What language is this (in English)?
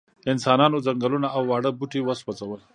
Pashto